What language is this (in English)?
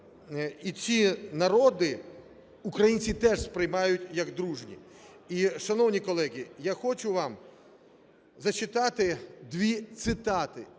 Ukrainian